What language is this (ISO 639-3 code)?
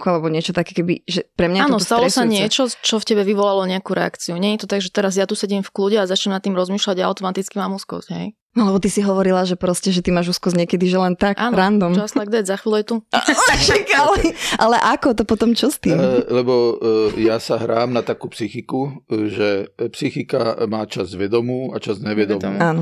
slk